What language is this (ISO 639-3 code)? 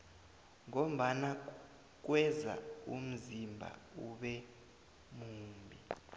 nbl